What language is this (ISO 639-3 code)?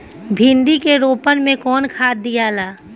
bho